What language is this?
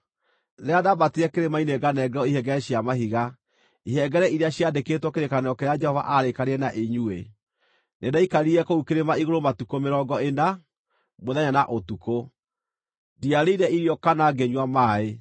Kikuyu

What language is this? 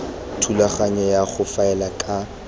Tswana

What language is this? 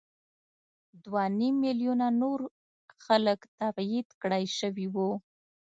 Pashto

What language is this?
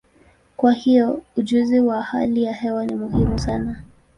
Swahili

